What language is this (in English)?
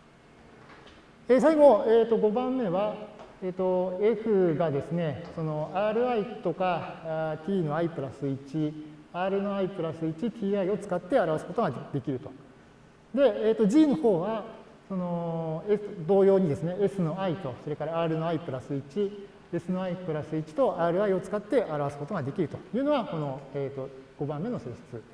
Japanese